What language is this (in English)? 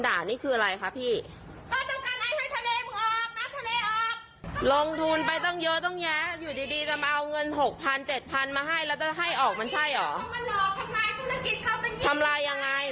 Thai